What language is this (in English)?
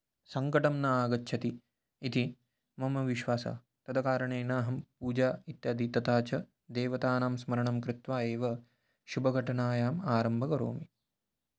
Sanskrit